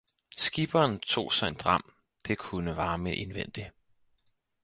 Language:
Danish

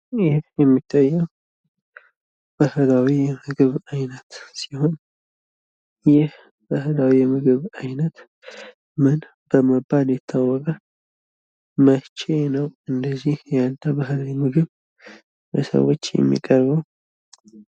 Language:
Amharic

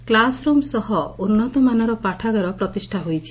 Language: Odia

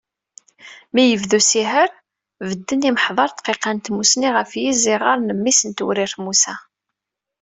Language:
Kabyle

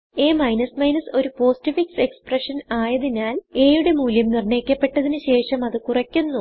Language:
Malayalam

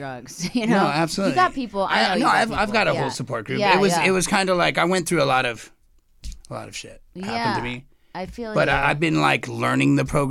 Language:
English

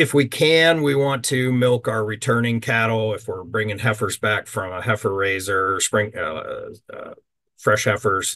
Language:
English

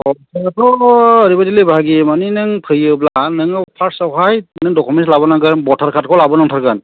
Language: Bodo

